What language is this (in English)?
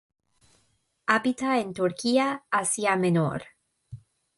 Spanish